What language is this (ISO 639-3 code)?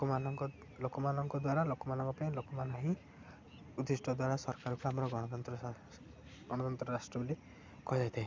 ori